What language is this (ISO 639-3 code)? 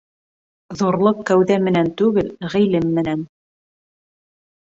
bak